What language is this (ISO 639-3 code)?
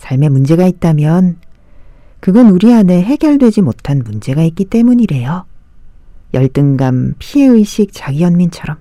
kor